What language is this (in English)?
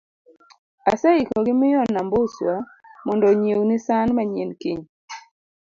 Luo (Kenya and Tanzania)